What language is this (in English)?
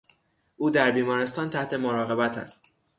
Persian